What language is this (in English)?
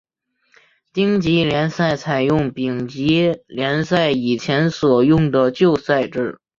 Chinese